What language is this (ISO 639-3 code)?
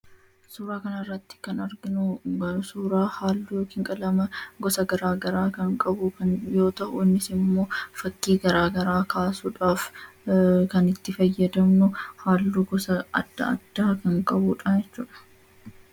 orm